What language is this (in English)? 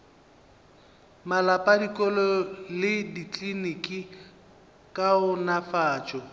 Northern Sotho